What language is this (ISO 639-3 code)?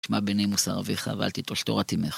heb